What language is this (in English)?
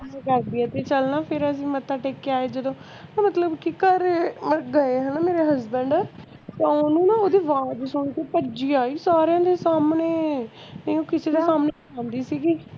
Punjabi